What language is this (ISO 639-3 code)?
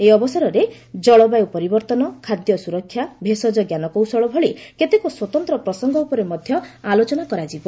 ori